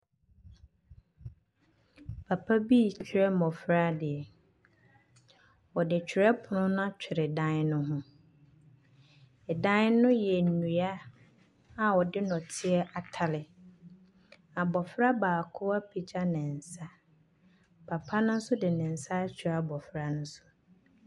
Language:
Akan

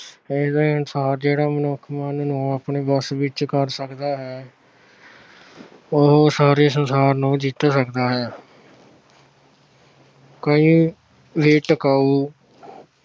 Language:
Punjabi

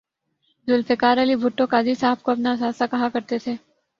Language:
Urdu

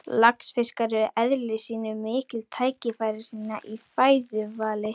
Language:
Icelandic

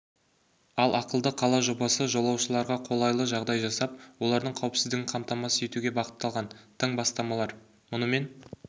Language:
Kazakh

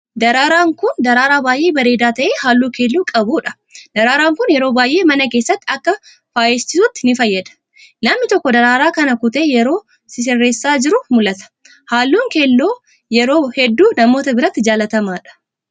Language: Oromo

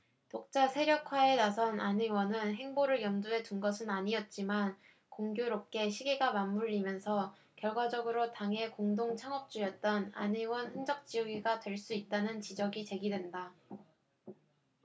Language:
Korean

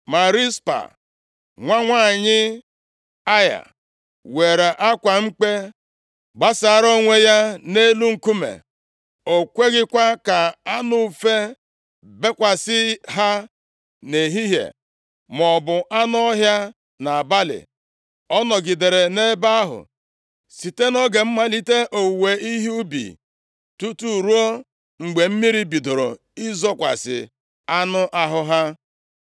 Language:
Igbo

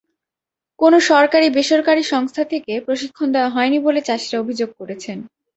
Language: Bangla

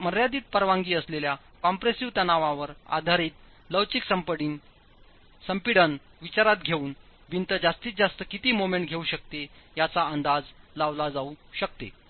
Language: Marathi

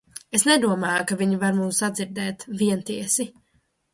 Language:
Latvian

